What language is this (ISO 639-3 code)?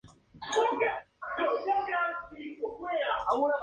spa